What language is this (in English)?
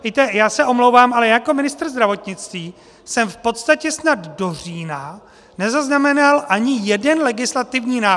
Czech